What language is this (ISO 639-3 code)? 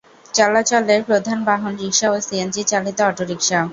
ben